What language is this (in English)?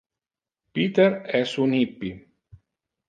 Interlingua